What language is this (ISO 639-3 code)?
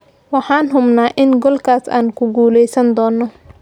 som